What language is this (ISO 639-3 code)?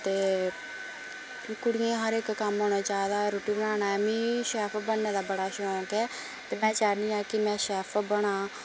doi